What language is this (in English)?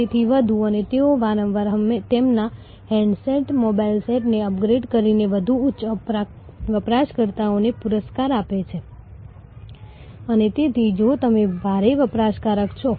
Gujarati